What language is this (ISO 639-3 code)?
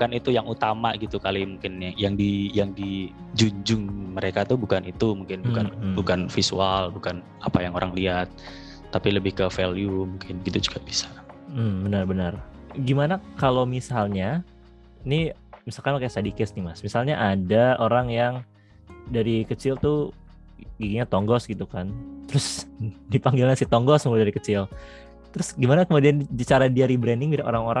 ind